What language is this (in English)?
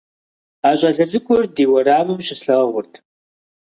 Kabardian